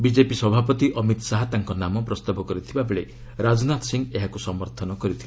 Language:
Odia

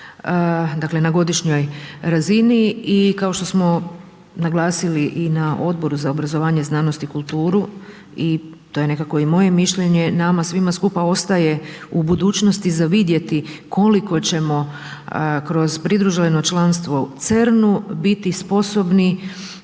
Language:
Croatian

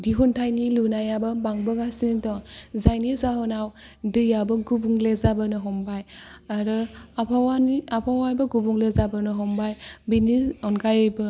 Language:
Bodo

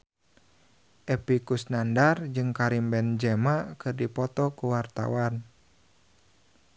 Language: Sundanese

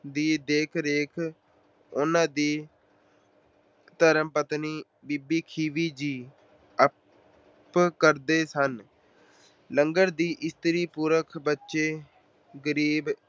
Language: Punjabi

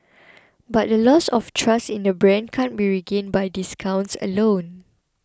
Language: English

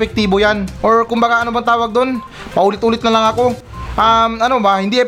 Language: Filipino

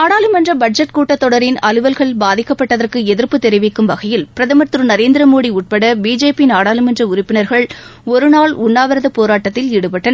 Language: Tamil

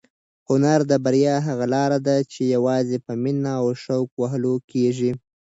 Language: Pashto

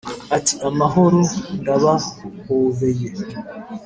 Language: Kinyarwanda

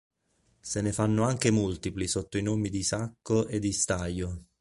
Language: Italian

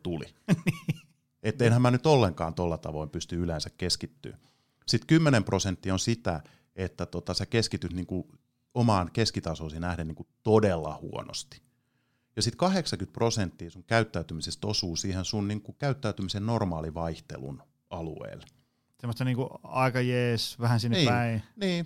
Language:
Finnish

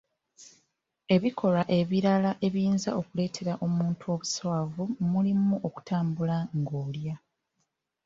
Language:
Ganda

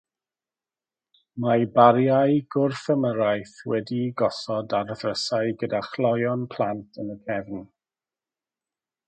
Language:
Welsh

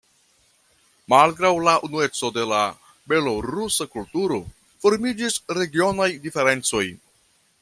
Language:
Esperanto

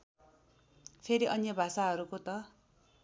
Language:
Nepali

